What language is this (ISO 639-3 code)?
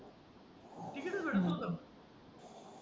mar